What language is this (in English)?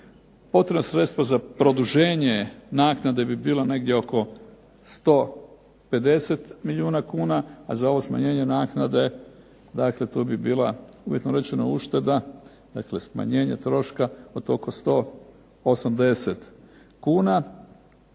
Croatian